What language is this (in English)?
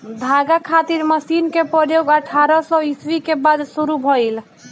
Bhojpuri